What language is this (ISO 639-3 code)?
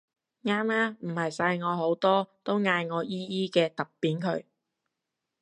yue